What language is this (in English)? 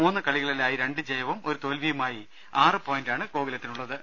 Malayalam